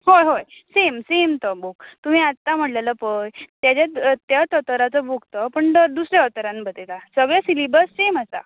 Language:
Konkani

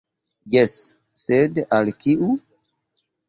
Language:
Esperanto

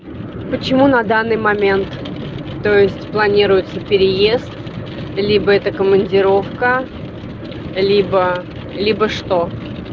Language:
Russian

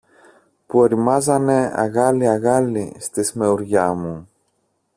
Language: Greek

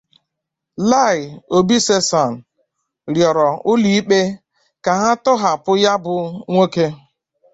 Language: Igbo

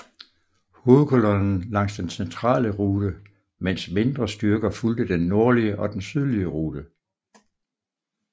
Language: Danish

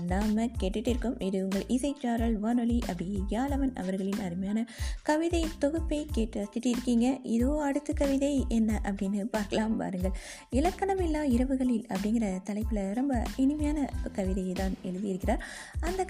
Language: Tamil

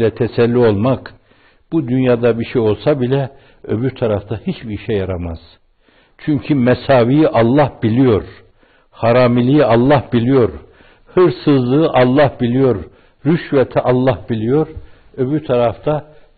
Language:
Turkish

